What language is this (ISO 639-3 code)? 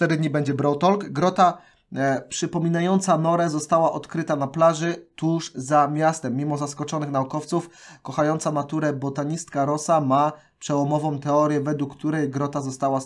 pol